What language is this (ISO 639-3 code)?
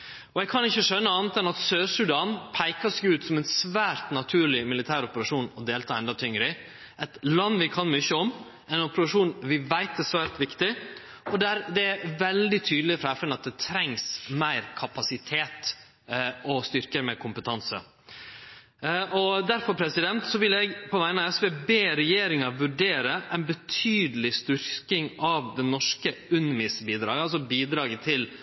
nno